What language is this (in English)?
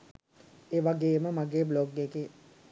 Sinhala